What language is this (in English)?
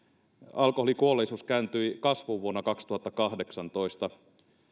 Finnish